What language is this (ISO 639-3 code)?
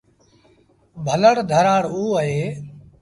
sbn